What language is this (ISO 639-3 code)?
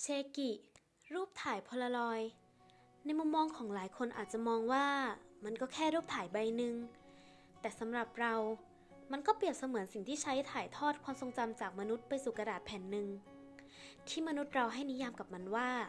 tha